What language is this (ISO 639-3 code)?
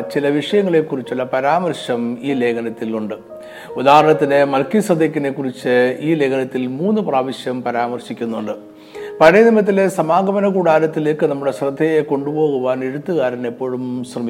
mal